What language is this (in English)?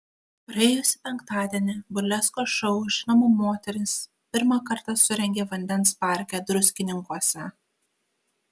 Lithuanian